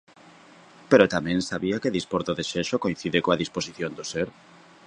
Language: Galician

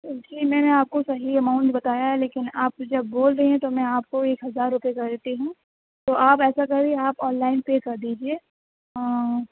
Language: Urdu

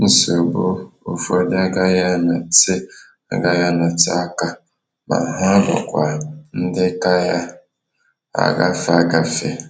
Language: Igbo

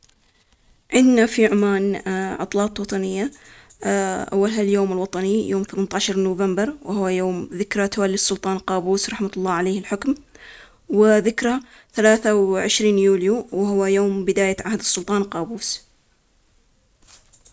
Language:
Omani Arabic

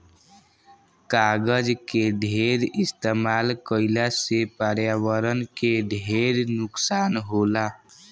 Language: Bhojpuri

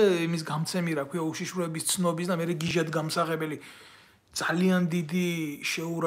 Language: Romanian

